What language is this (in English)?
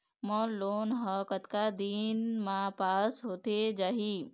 Chhattisgarhi